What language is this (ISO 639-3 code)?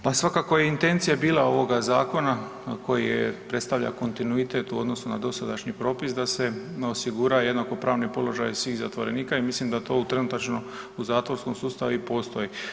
hrv